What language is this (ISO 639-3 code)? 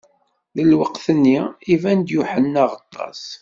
kab